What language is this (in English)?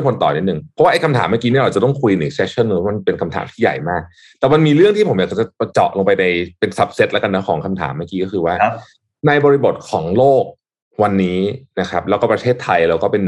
Thai